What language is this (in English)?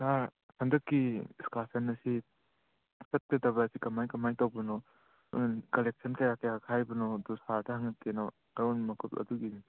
Manipuri